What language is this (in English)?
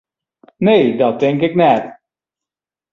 Western Frisian